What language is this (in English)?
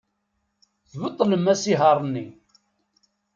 Kabyle